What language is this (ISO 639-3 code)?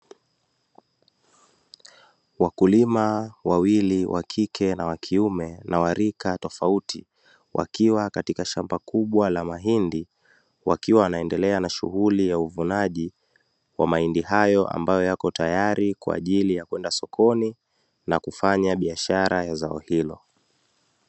swa